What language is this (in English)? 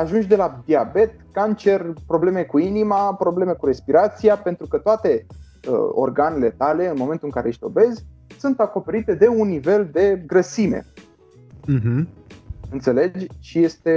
Romanian